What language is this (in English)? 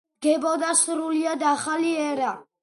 Georgian